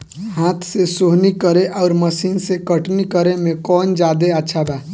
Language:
Bhojpuri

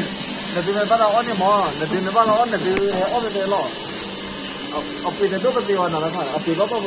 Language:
Thai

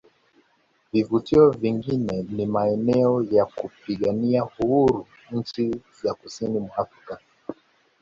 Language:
Swahili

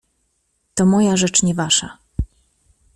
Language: Polish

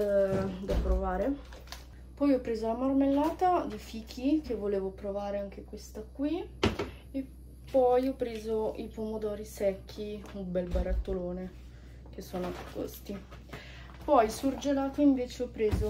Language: Italian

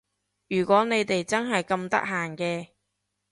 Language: Cantonese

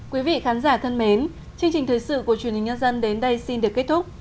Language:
Vietnamese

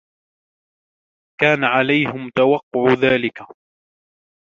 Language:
Arabic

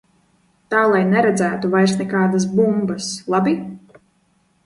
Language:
Latvian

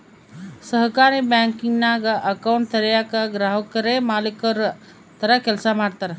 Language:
Kannada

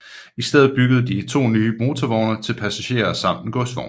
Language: Danish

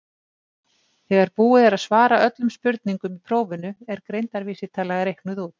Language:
Icelandic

